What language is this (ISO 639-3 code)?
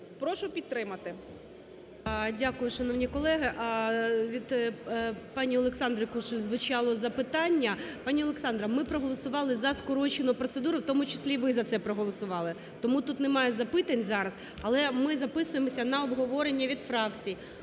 ukr